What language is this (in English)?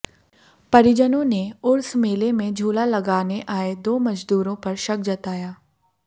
Hindi